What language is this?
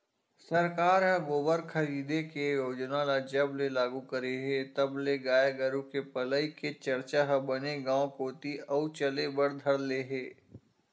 Chhattisgarhi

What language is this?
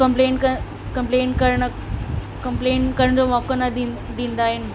Sindhi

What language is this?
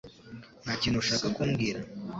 Kinyarwanda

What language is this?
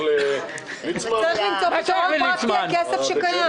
Hebrew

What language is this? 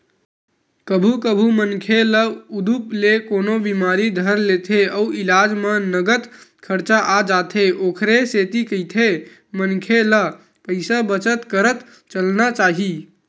Chhattisgarhi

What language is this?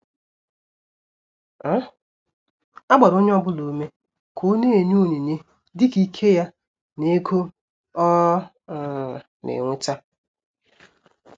Igbo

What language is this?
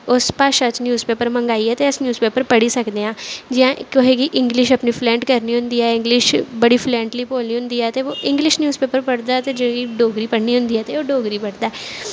Dogri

